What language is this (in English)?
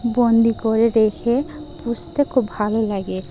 Bangla